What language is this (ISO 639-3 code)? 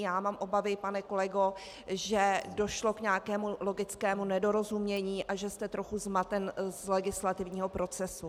ces